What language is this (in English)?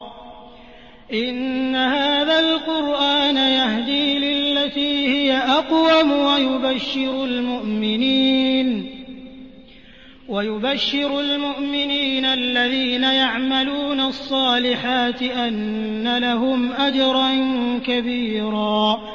Arabic